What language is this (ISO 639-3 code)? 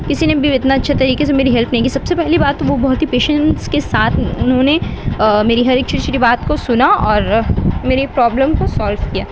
urd